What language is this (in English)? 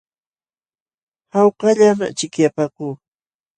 Jauja Wanca Quechua